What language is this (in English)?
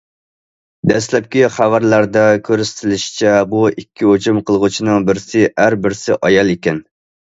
Uyghur